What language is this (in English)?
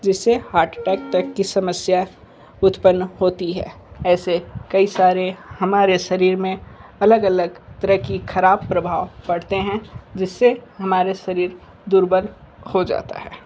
Hindi